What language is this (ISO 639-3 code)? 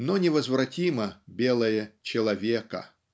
rus